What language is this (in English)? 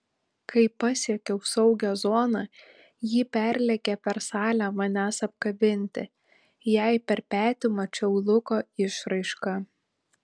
Lithuanian